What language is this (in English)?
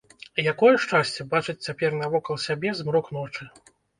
Belarusian